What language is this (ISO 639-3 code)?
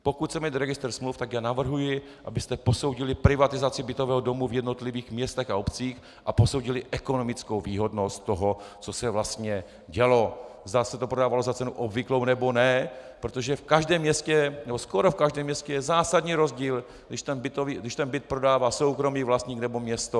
ces